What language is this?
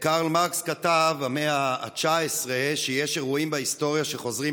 Hebrew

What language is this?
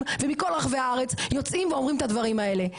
Hebrew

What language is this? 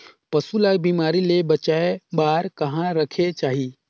Chhattisgarhi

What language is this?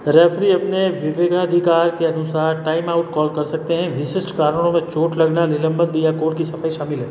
Hindi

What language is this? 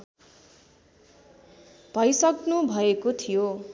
Nepali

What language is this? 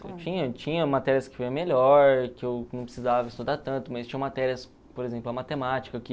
Portuguese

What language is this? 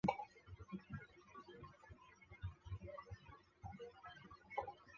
Chinese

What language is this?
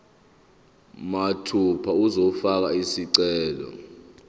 Zulu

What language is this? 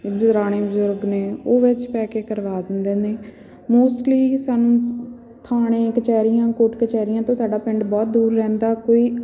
Punjabi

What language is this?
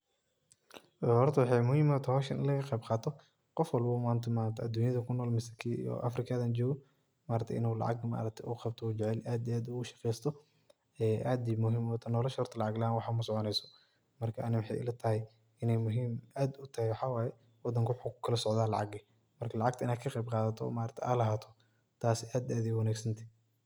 Somali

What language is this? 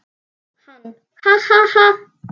Icelandic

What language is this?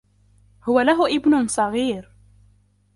Arabic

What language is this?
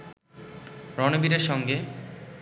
Bangla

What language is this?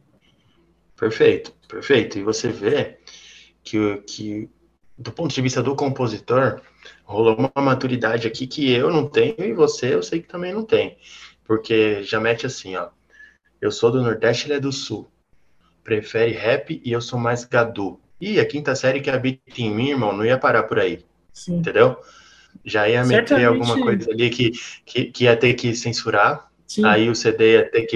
Portuguese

